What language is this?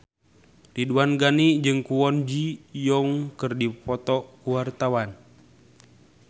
Sundanese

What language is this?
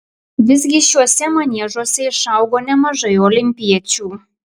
Lithuanian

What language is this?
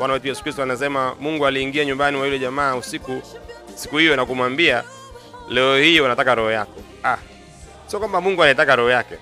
Swahili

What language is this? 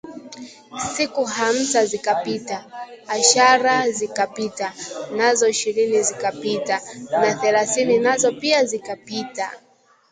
Swahili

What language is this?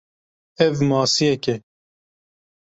Kurdish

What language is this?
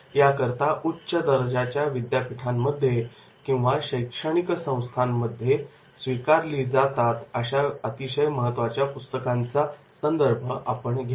Marathi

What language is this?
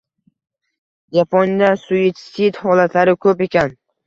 Uzbek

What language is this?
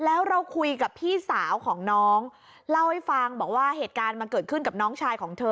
Thai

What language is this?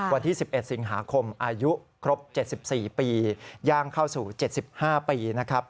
Thai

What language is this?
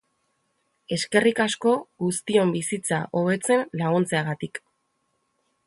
Basque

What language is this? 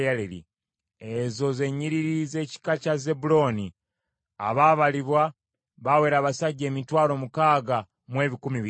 Ganda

